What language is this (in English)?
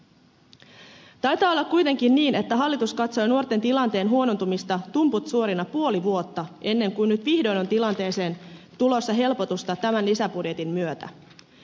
Finnish